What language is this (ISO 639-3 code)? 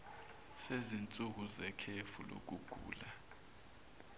zul